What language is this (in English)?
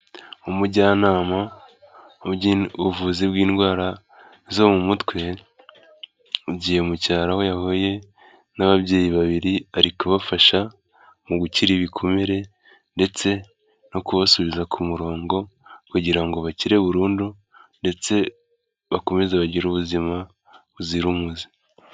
Kinyarwanda